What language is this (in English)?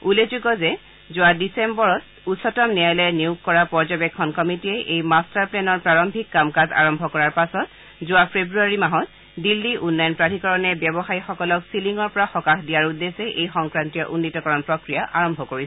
Assamese